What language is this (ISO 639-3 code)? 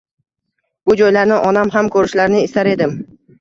uzb